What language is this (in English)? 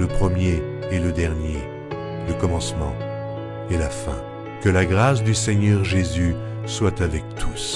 French